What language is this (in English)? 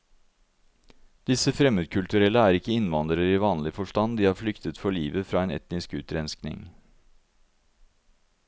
Norwegian